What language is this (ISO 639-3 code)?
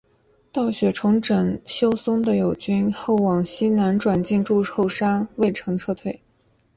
zho